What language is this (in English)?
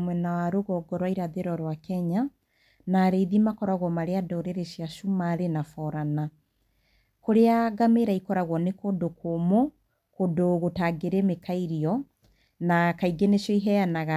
Kikuyu